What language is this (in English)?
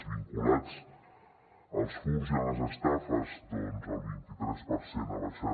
Catalan